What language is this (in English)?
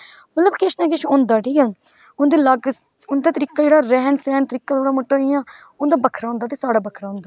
Dogri